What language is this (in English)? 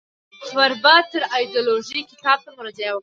Pashto